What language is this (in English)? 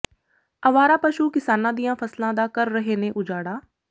Punjabi